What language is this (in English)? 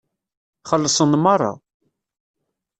Kabyle